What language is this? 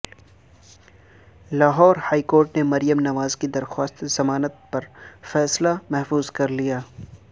Urdu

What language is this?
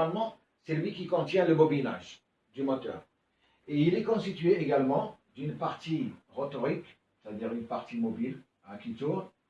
French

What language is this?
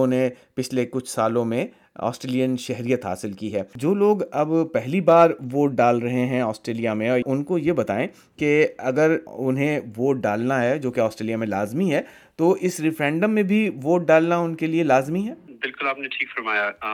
Urdu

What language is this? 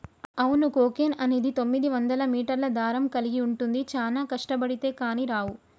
Telugu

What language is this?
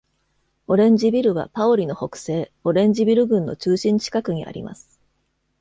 Japanese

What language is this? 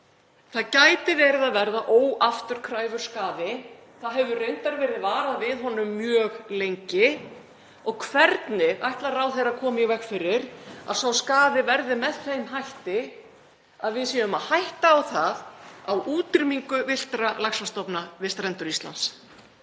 Icelandic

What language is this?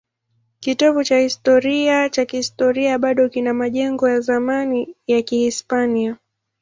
Swahili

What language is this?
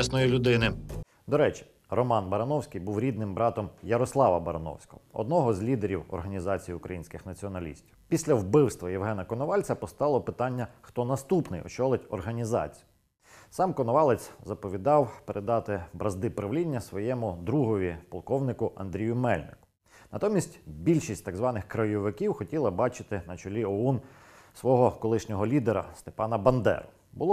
Ukrainian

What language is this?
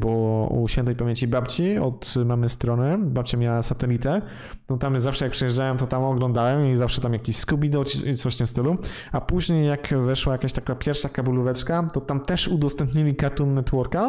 Polish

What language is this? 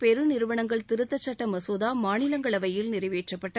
Tamil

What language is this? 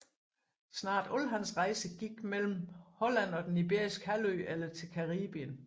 Danish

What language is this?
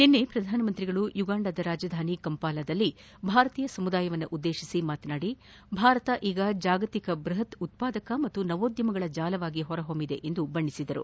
Kannada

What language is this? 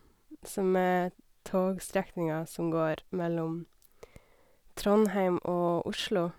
Norwegian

